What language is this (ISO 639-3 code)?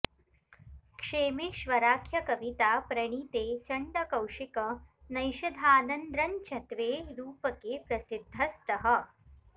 san